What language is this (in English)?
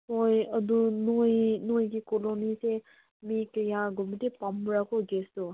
Manipuri